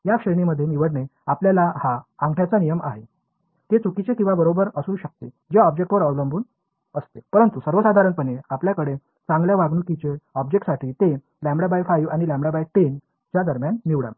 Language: Marathi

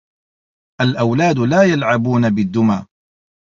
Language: Arabic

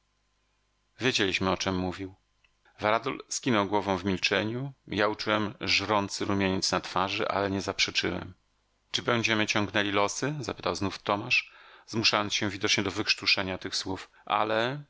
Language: Polish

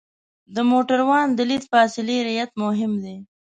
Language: Pashto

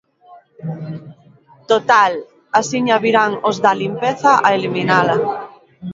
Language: Galician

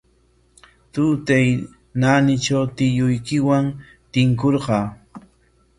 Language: Corongo Ancash Quechua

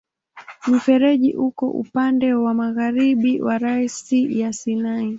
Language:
Swahili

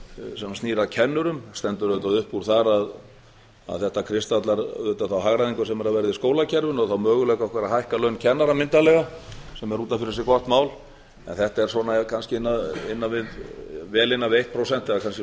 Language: Icelandic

